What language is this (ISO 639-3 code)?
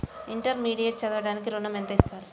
tel